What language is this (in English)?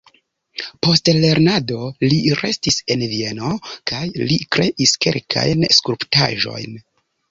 Esperanto